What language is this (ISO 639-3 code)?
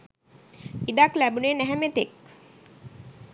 sin